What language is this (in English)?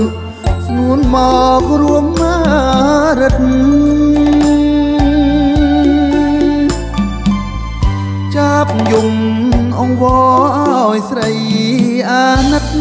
Thai